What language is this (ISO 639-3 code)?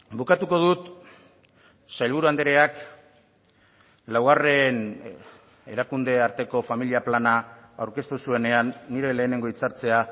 eus